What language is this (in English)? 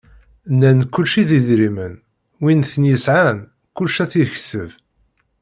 Kabyle